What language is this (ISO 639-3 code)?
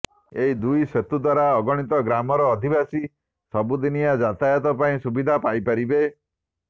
ori